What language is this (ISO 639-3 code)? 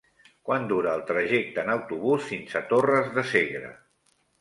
cat